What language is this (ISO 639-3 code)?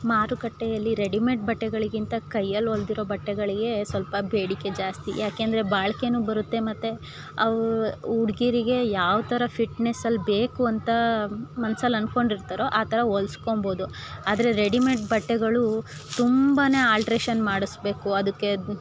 kan